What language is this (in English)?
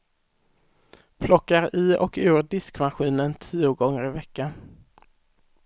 Swedish